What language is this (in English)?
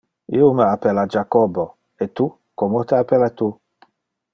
Interlingua